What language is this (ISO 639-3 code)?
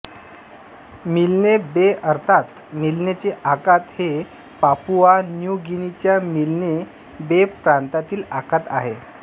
mar